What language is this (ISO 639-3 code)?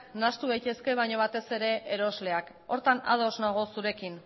eus